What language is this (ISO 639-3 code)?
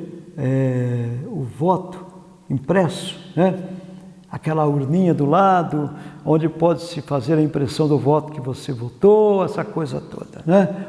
por